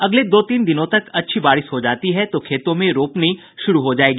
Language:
Hindi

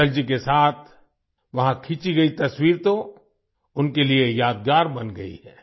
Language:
Hindi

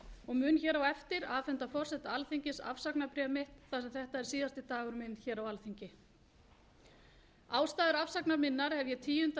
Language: Icelandic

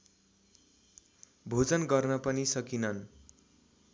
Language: Nepali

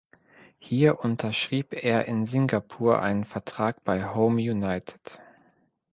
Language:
German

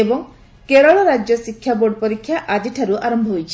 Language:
Odia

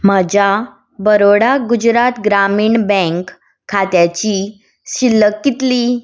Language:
Konkani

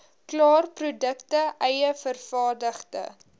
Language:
Afrikaans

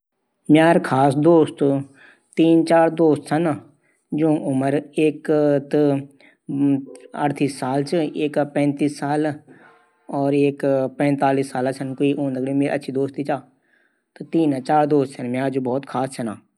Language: Garhwali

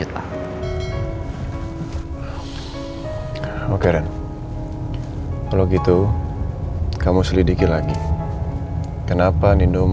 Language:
Indonesian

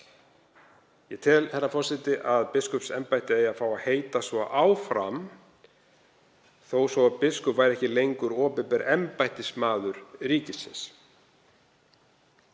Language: Icelandic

